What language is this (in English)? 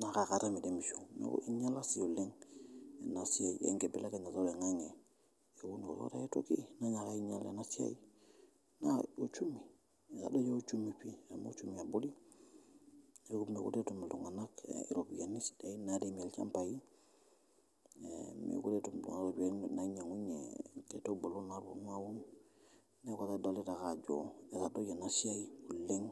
Masai